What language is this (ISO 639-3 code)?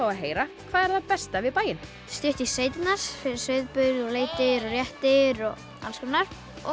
isl